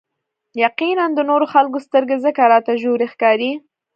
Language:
Pashto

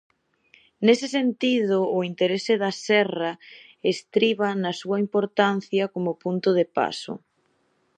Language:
Galician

